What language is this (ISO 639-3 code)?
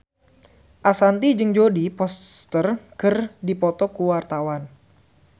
sun